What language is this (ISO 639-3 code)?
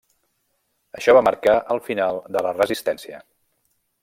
cat